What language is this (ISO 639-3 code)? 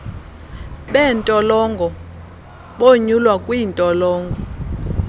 xho